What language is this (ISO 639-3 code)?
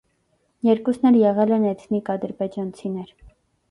hye